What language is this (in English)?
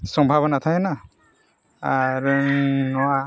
Santali